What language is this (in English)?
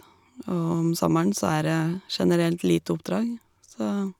Norwegian